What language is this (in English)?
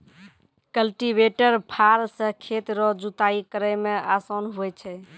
Maithili